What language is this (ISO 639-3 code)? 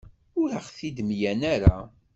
kab